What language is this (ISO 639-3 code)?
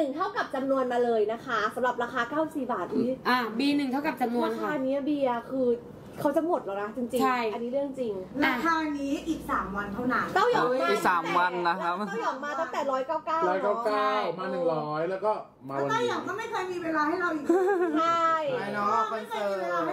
tha